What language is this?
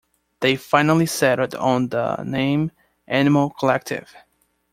English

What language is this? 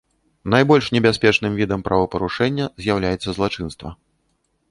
Belarusian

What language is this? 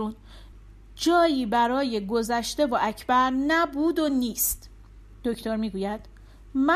Persian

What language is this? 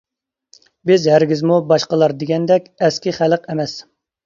Uyghur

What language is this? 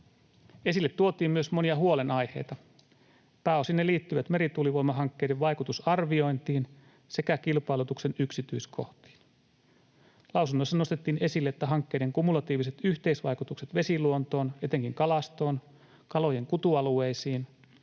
Finnish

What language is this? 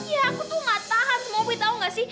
Indonesian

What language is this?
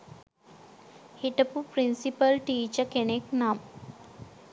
Sinhala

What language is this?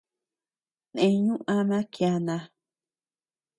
Tepeuxila Cuicatec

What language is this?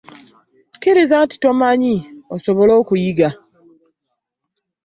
Ganda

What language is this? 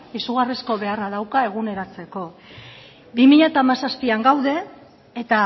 Basque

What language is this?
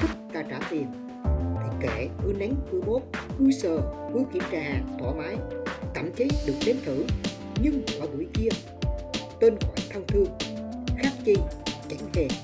Vietnamese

